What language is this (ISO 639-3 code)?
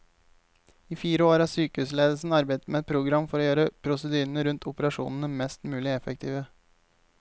nor